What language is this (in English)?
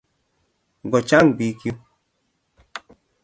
Kalenjin